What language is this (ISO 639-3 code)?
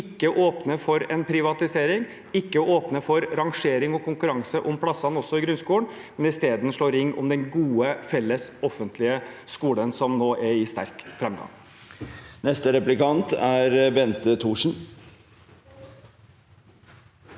nor